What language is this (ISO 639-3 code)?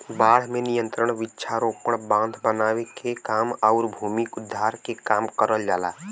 bho